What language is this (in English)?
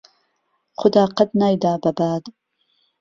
Central Kurdish